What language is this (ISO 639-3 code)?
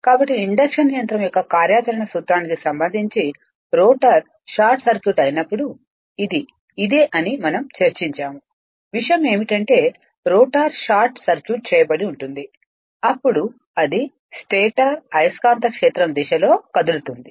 tel